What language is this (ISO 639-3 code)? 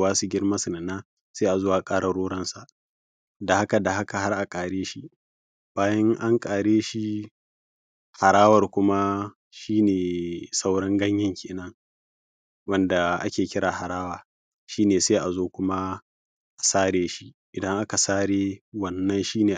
hau